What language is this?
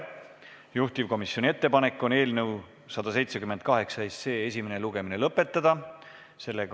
Estonian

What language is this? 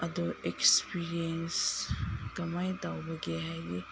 Manipuri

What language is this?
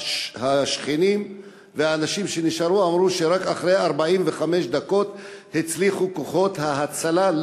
Hebrew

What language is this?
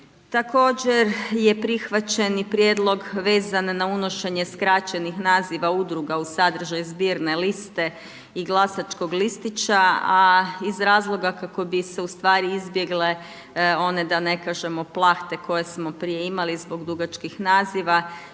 Croatian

